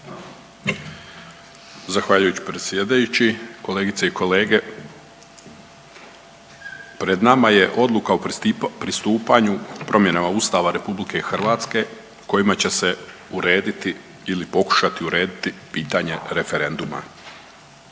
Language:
Croatian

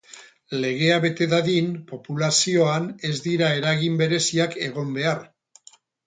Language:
Basque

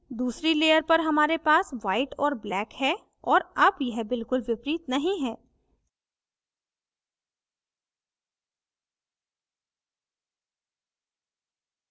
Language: Hindi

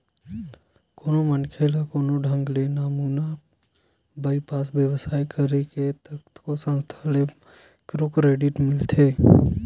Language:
Chhattisgarhi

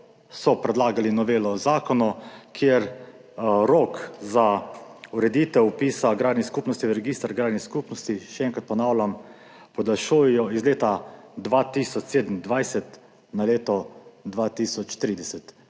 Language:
Slovenian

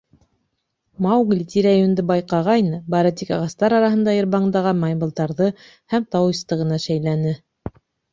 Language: Bashkir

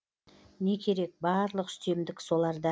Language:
Kazakh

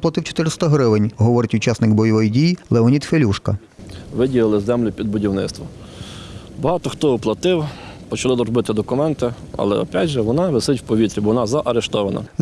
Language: Ukrainian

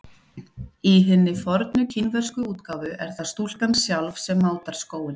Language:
Icelandic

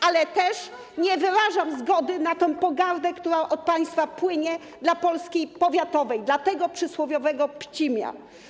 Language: Polish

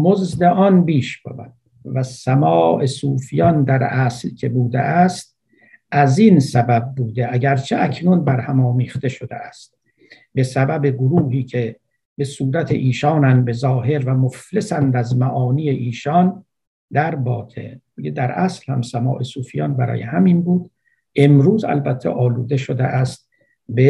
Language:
Persian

